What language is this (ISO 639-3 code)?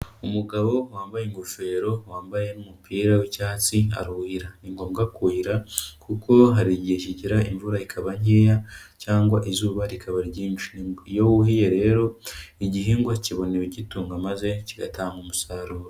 kin